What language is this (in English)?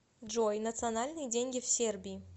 Russian